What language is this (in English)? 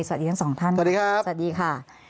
Thai